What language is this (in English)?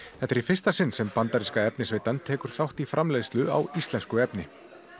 Icelandic